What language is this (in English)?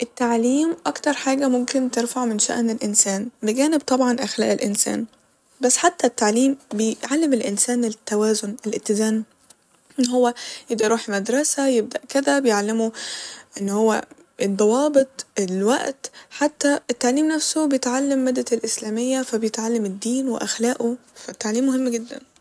Egyptian Arabic